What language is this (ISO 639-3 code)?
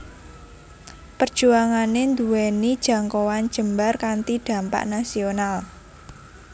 jav